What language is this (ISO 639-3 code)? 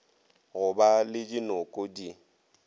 nso